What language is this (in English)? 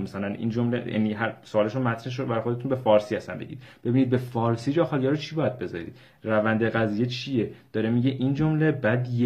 Persian